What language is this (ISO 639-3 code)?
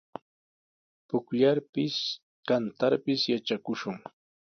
qws